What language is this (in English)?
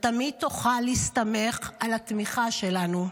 Hebrew